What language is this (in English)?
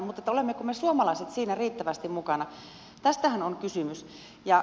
Finnish